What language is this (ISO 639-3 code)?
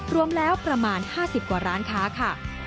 tha